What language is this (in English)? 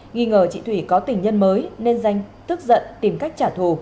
Vietnamese